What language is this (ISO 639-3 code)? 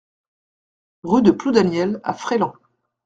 fra